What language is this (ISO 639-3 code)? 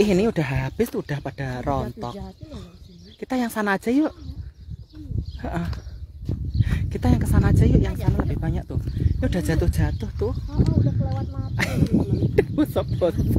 ind